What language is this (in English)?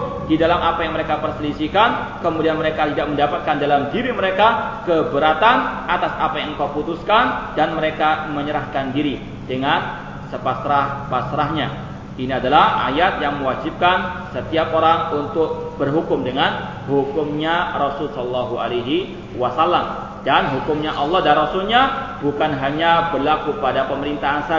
Malay